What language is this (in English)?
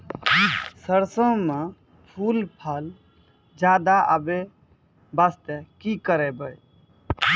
Maithili